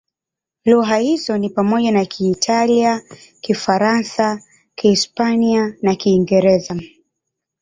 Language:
Swahili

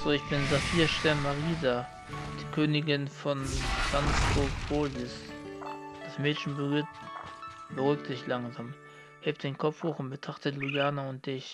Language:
German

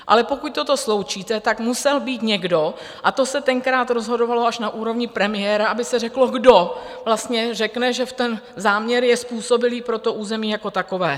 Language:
Czech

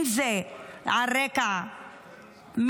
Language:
Hebrew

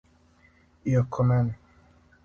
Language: Serbian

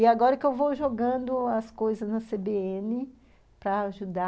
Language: Portuguese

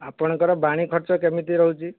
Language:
Odia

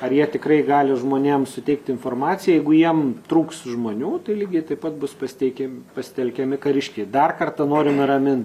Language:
Lithuanian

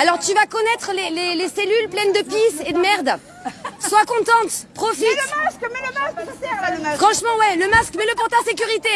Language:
French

